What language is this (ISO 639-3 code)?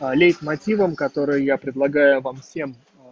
rus